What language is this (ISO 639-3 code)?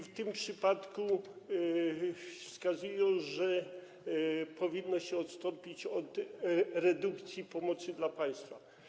pol